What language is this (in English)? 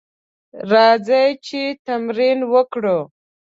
Pashto